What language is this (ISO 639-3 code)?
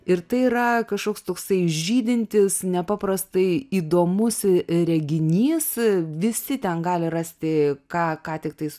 lit